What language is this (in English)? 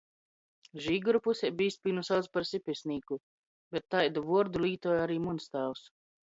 Latgalian